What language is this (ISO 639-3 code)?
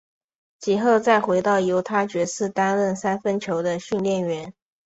zho